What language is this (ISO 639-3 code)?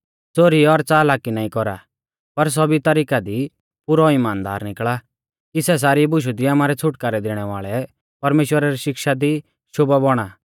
bfz